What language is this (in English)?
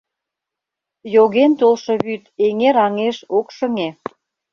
Mari